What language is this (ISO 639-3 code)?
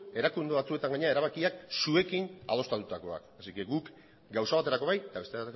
eus